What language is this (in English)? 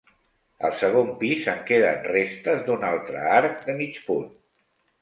Catalan